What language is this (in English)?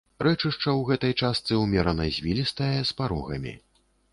Belarusian